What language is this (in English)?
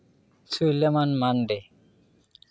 Santali